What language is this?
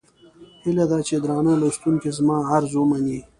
Pashto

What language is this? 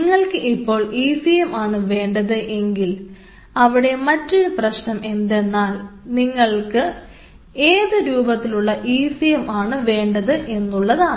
Malayalam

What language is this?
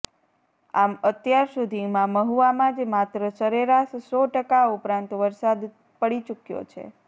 Gujarati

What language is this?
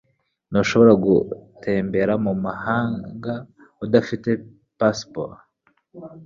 Kinyarwanda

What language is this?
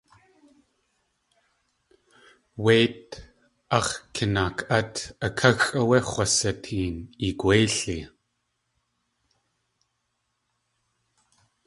Tlingit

